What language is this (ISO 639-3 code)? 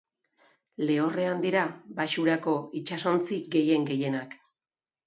eus